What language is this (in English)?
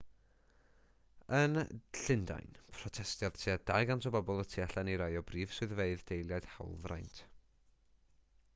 Welsh